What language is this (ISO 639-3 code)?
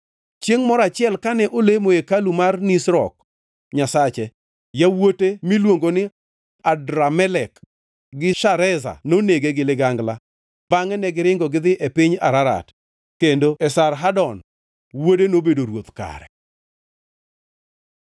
luo